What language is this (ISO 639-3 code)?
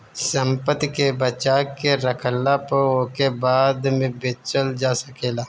bho